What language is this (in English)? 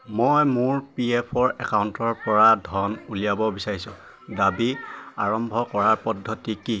Assamese